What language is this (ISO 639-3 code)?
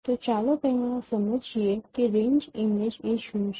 guj